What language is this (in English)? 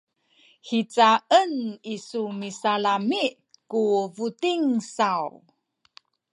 Sakizaya